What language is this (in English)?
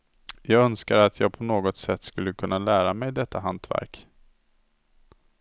Swedish